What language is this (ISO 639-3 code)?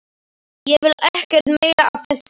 isl